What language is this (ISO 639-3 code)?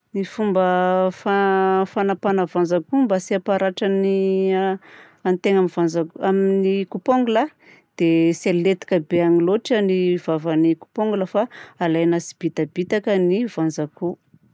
bzc